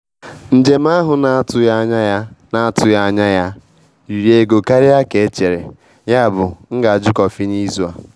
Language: Igbo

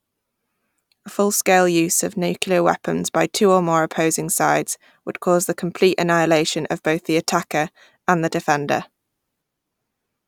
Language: English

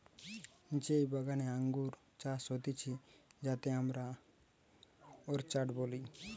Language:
Bangla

